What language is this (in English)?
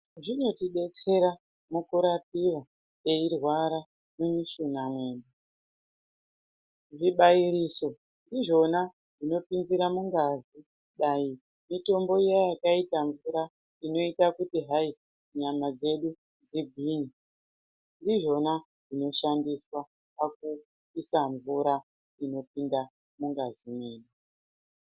Ndau